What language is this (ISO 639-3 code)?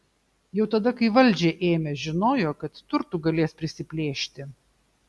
lit